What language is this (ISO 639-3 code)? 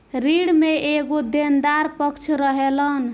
bho